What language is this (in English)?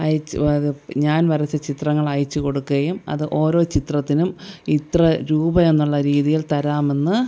Malayalam